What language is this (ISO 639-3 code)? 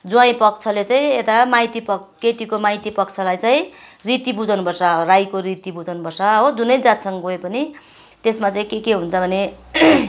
nep